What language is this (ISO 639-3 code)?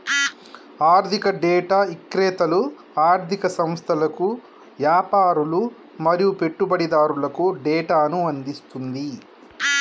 tel